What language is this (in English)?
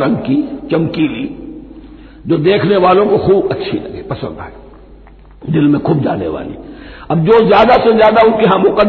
Hindi